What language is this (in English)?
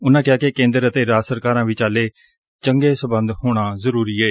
Punjabi